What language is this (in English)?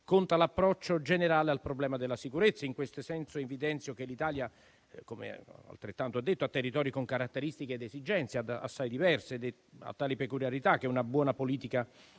Italian